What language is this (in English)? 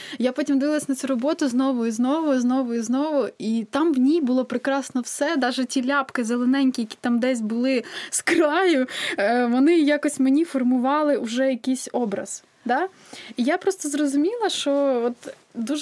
Ukrainian